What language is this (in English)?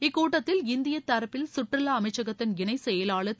Tamil